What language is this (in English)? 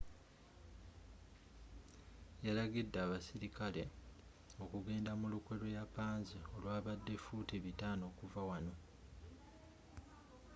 Ganda